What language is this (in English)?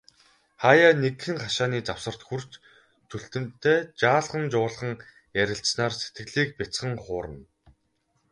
Mongolian